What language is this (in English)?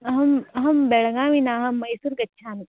Sanskrit